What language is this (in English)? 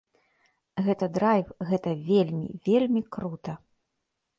Belarusian